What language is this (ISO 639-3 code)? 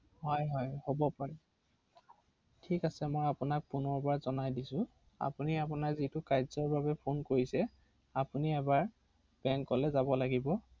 asm